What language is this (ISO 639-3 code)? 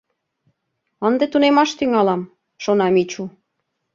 chm